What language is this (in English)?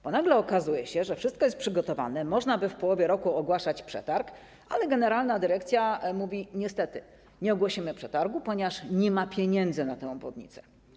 Polish